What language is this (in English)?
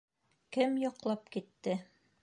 Bashkir